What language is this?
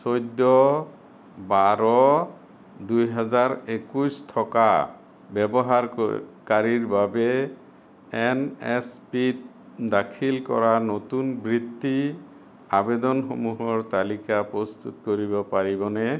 Assamese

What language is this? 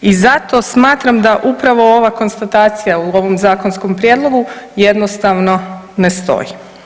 Croatian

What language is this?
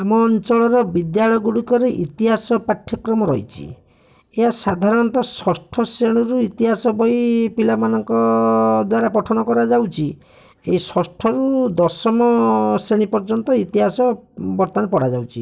Odia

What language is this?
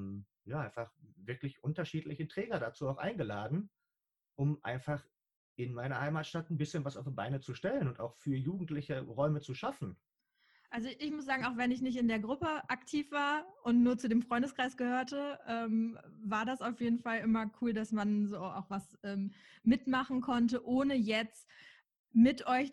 German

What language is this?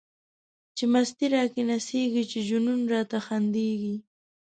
Pashto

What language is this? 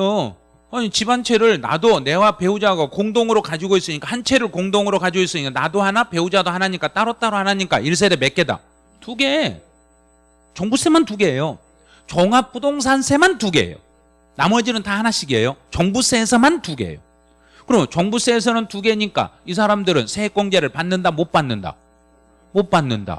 Korean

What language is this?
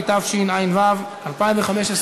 Hebrew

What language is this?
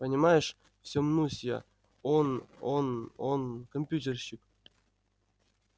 Russian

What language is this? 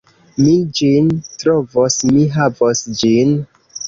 Esperanto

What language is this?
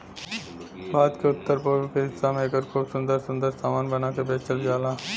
Bhojpuri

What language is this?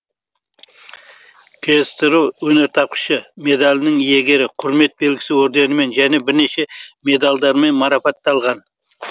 Kazakh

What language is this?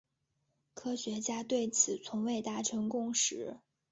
Chinese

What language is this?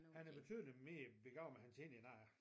Danish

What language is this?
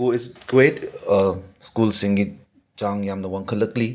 Manipuri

